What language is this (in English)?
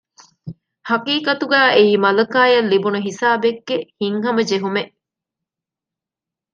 Divehi